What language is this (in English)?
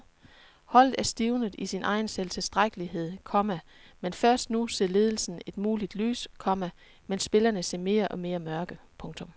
Danish